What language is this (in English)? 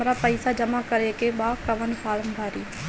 Bhojpuri